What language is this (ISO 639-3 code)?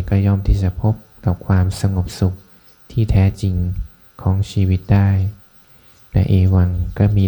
tha